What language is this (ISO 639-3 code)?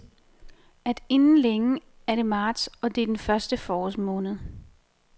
dan